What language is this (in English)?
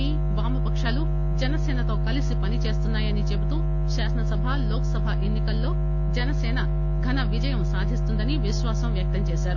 Telugu